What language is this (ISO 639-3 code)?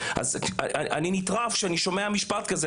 heb